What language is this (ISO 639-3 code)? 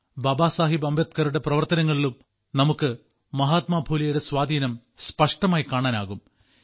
mal